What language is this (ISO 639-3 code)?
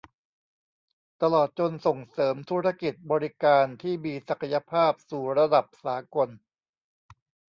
tha